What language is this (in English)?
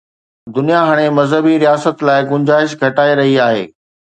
Sindhi